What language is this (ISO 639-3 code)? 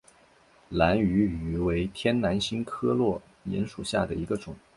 zho